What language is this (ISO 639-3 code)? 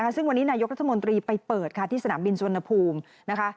tha